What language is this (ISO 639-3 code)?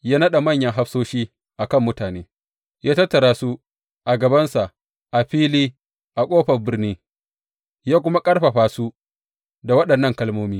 hau